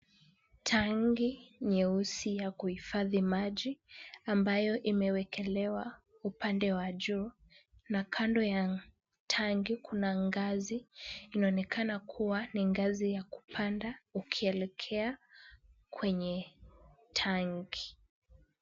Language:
Swahili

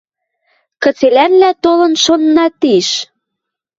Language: Western Mari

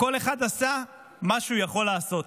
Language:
Hebrew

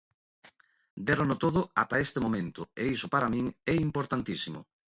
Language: Galician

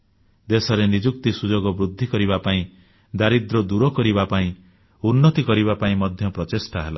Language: Odia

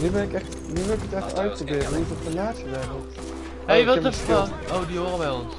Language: Dutch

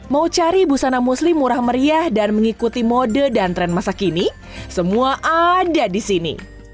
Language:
Indonesian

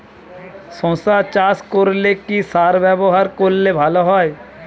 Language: Bangla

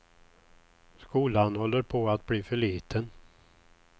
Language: Swedish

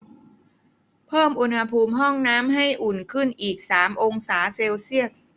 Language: Thai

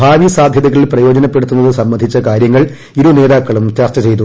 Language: Malayalam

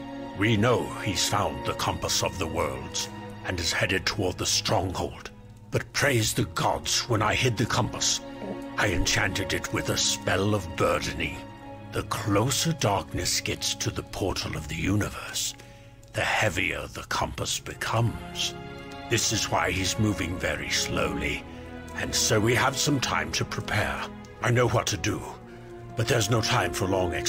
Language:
German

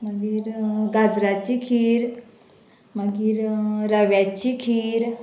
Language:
Konkani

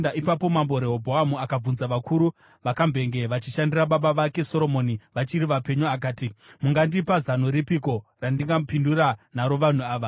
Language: Shona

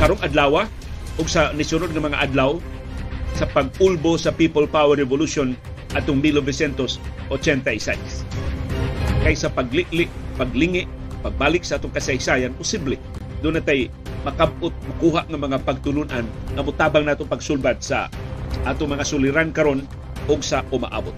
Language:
Filipino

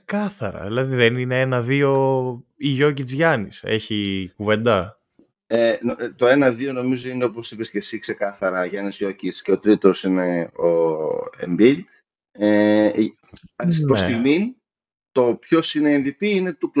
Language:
Greek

